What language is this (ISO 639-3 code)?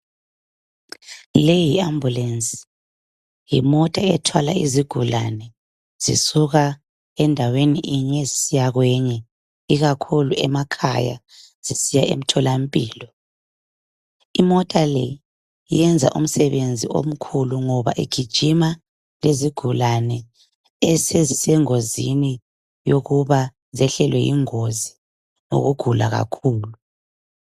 nde